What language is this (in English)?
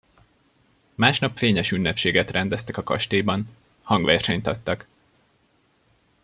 Hungarian